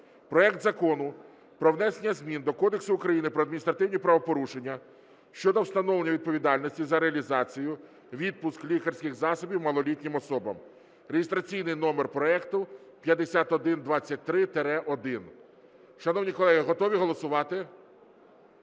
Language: Ukrainian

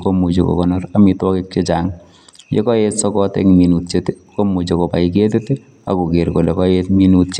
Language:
Kalenjin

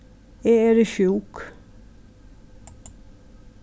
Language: Faroese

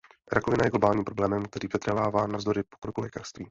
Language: Czech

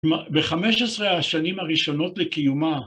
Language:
Hebrew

